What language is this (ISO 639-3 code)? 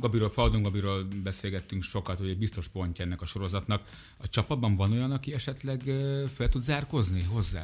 hun